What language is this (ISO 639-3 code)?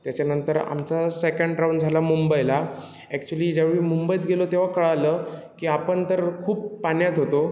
mar